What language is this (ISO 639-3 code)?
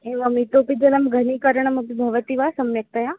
san